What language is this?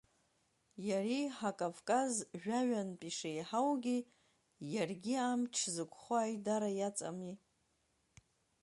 Abkhazian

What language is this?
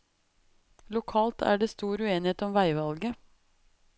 Norwegian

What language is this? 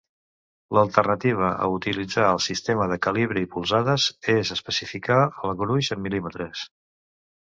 Catalan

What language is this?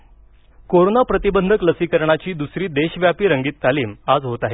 Marathi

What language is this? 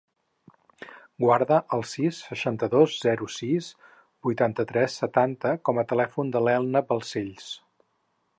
Catalan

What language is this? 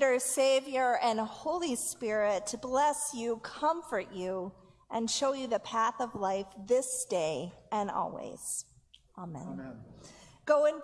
English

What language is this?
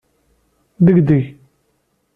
Kabyle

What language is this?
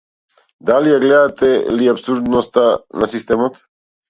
Macedonian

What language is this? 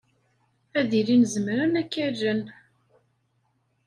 Kabyle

